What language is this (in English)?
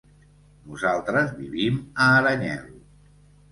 Catalan